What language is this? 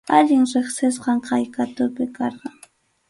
Arequipa-La Unión Quechua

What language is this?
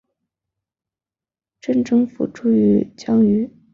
Chinese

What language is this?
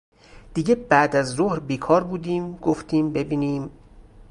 Persian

